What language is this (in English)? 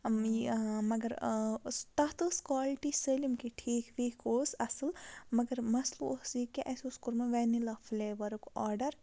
Kashmiri